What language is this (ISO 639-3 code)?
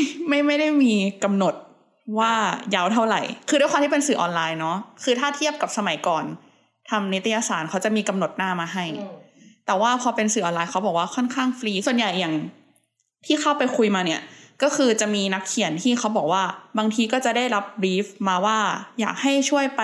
tha